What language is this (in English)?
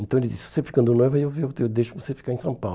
Portuguese